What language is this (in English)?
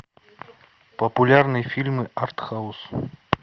Russian